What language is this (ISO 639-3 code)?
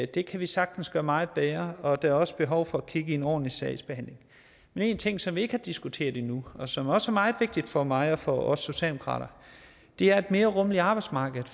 dan